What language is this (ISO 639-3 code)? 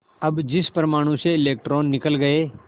hin